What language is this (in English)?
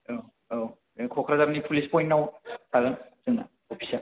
Bodo